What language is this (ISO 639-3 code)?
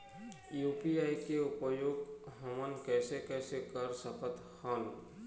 hne